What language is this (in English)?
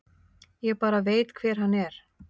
Icelandic